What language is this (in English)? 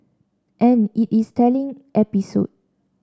English